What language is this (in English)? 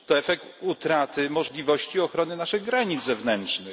Polish